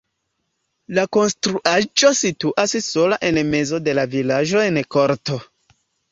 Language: Esperanto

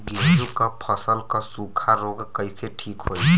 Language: Bhojpuri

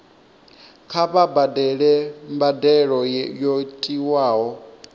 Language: Venda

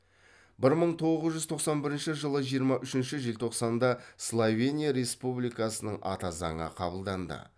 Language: Kazakh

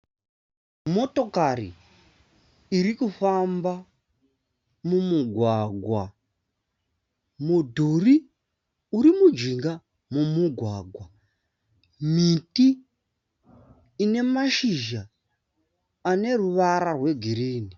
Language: Shona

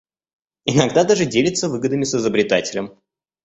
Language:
Russian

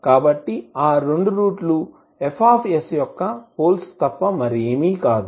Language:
Telugu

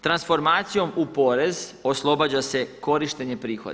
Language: Croatian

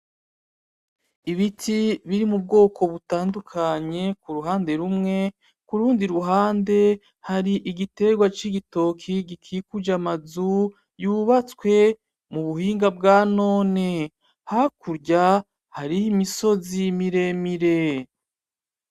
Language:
Rundi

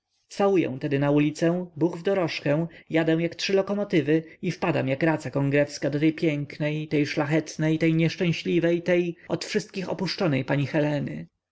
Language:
Polish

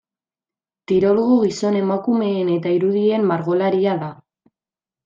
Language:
Basque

